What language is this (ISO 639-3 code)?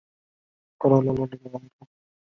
zho